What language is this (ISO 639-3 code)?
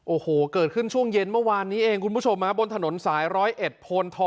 tha